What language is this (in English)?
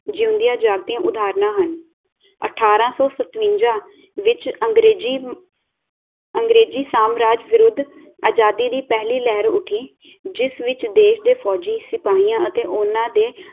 Punjabi